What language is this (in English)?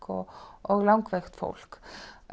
Icelandic